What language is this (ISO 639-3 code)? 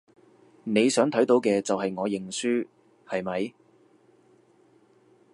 yue